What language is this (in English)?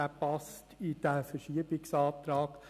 Swiss German